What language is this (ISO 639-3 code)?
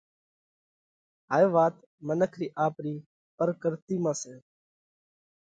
kvx